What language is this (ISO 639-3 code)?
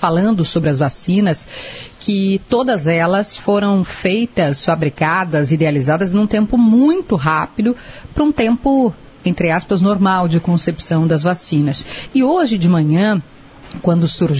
por